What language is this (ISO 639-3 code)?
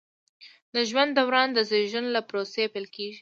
pus